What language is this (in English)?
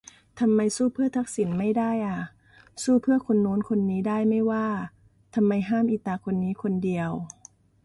Thai